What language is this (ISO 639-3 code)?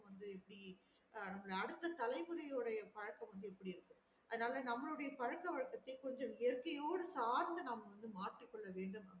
tam